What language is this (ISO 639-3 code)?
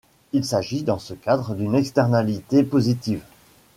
fra